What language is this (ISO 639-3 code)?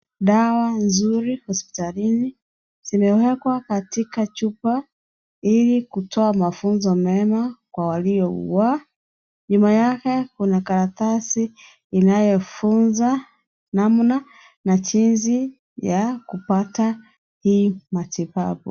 swa